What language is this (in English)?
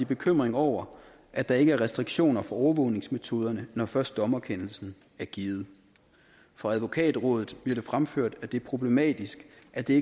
Danish